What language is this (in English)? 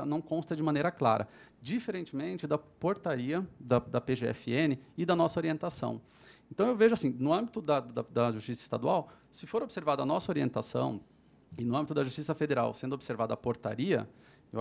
Portuguese